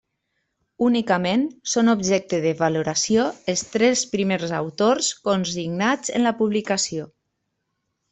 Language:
Catalan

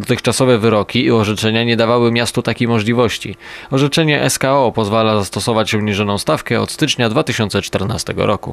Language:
Polish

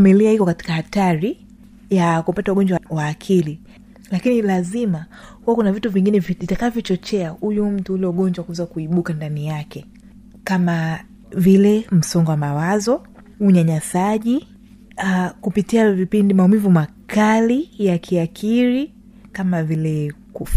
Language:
Swahili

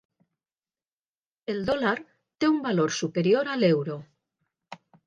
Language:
Catalan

